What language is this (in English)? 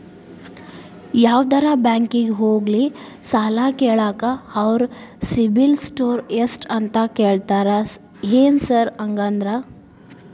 Kannada